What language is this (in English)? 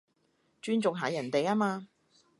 Cantonese